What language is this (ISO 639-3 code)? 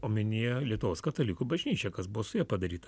lit